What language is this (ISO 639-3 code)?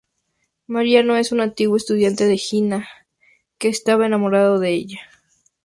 spa